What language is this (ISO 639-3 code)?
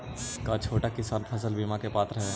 mag